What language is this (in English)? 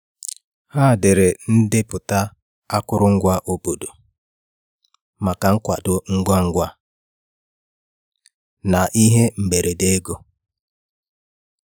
Igbo